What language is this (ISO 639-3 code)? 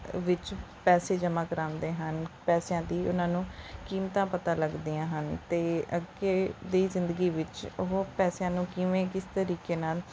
pan